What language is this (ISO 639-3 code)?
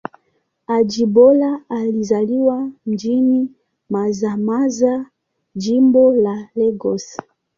swa